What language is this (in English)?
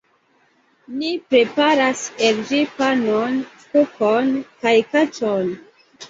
Esperanto